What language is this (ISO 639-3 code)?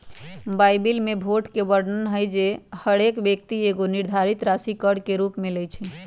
mag